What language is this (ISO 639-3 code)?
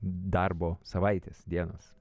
lit